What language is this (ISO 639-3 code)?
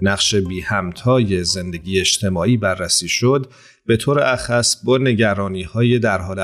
fas